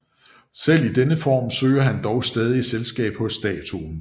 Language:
Danish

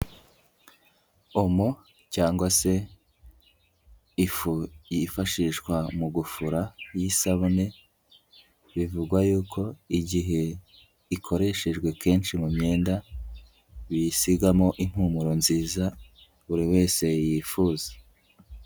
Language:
Kinyarwanda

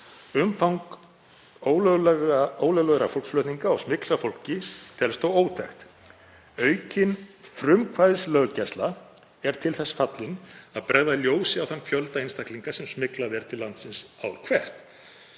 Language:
Icelandic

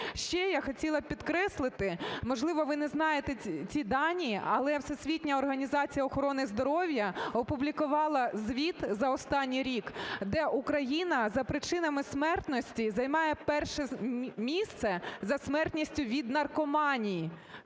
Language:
Ukrainian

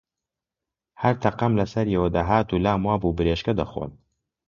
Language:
Central Kurdish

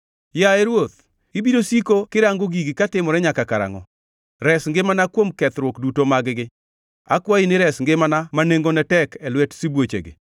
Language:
Luo (Kenya and Tanzania)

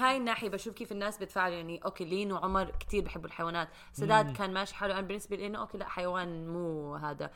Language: Arabic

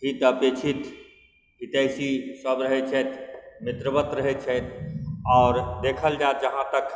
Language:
Maithili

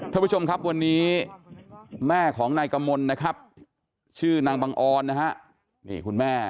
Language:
Thai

